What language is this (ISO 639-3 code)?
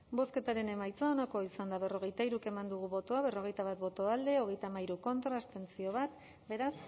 eus